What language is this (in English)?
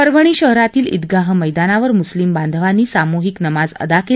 Marathi